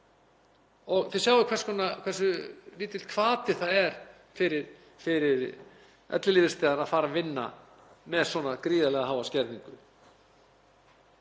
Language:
Icelandic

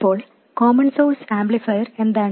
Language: Malayalam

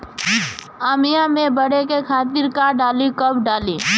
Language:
Bhojpuri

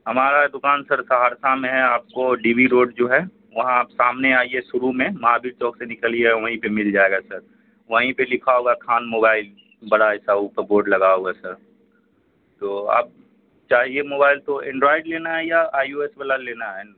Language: Urdu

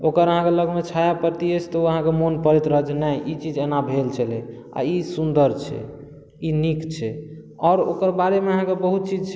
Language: Maithili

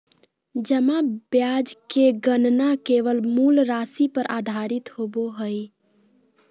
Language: Magahi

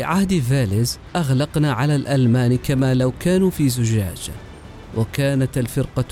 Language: Arabic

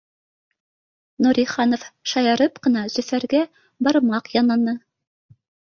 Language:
Bashkir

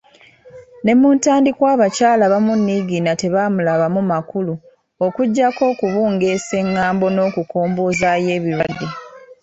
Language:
Ganda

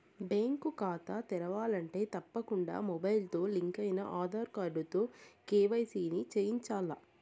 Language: Telugu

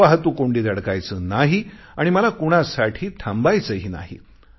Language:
Marathi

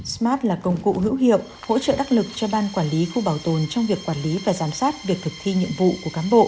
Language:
Vietnamese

